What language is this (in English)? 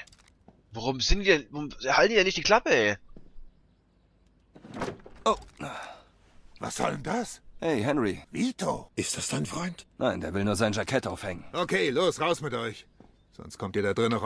German